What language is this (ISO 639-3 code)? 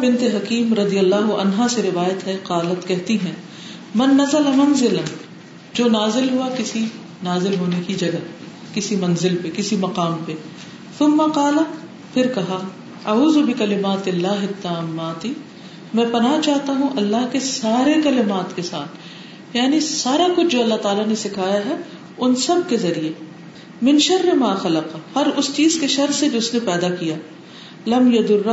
urd